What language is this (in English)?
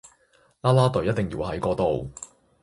Cantonese